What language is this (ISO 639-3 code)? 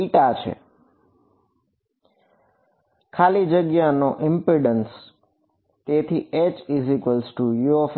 guj